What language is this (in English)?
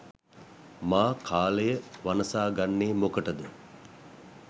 Sinhala